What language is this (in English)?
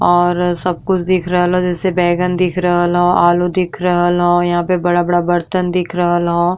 Bhojpuri